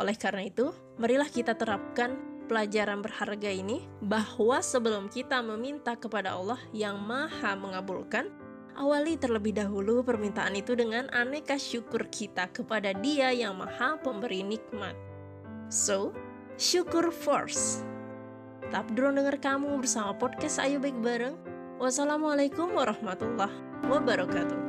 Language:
Indonesian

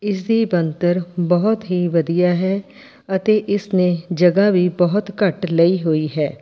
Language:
Punjabi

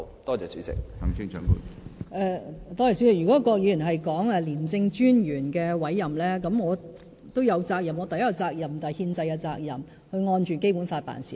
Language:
Cantonese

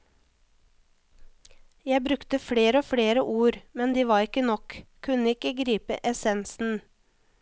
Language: Norwegian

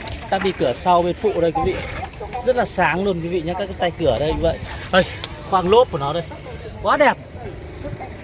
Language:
Vietnamese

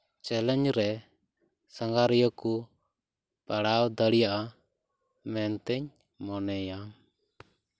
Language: Santali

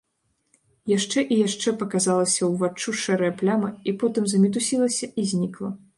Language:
Belarusian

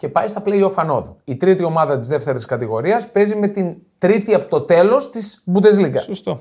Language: Greek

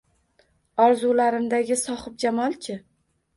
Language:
Uzbek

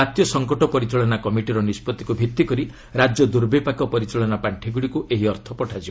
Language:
Odia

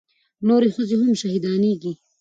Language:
Pashto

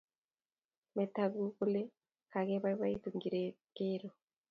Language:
Kalenjin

